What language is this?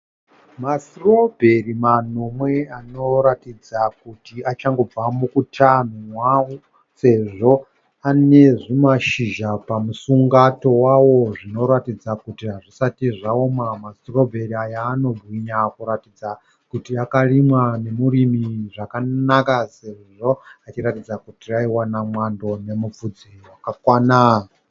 Shona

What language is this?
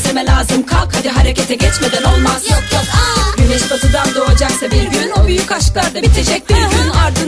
Turkish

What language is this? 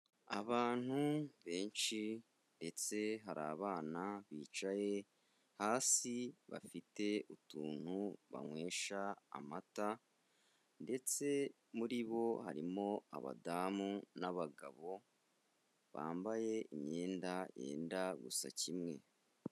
Kinyarwanda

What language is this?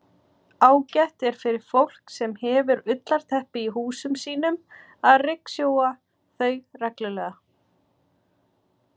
Icelandic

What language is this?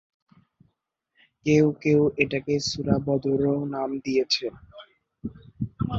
Bangla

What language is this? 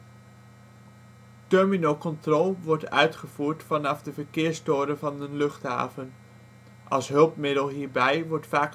Dutch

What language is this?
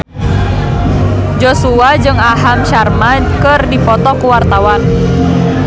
Sundanese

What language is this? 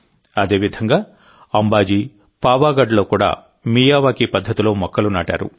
Telugu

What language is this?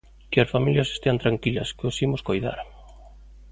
Galician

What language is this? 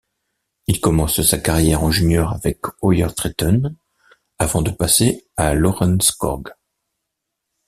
French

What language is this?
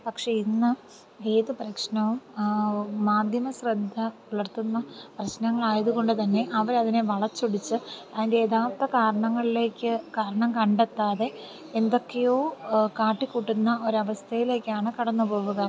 Malayalam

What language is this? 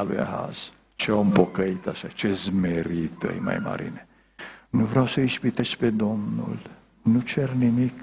Romanian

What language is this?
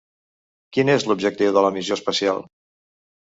Catalan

